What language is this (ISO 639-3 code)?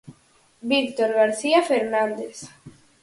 glg